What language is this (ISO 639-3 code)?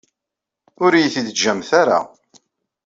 kab